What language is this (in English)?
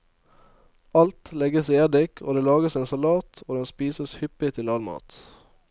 Norwegian